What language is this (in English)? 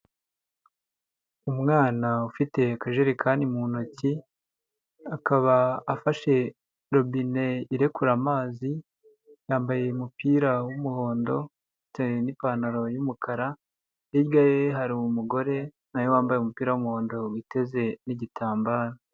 Kinyarwanda